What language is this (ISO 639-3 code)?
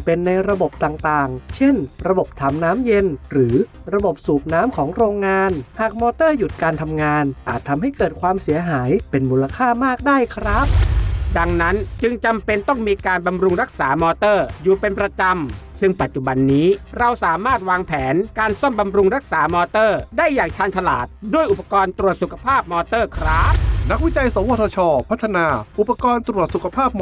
tha